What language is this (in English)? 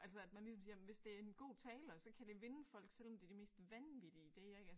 Danish